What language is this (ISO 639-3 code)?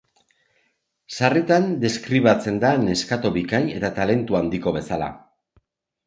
eus